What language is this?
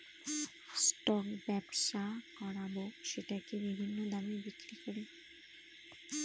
Bangla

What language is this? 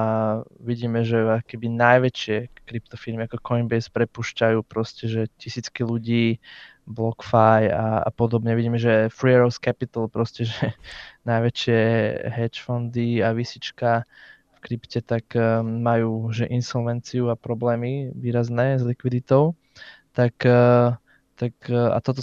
Slovak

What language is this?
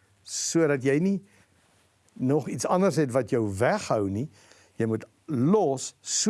Dutch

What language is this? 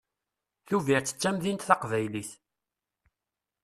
Kabyle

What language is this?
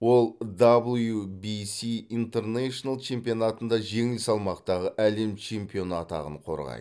Kazakh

